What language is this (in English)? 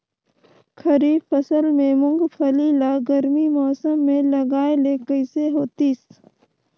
Chhattisgarhi